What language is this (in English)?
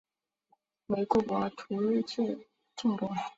Chinese